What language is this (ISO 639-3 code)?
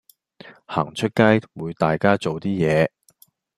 yue